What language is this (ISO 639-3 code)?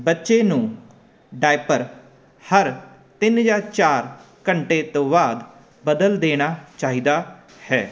pan